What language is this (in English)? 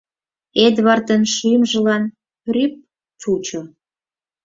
Mari